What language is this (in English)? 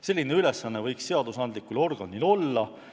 Estonian